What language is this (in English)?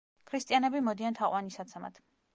Georgian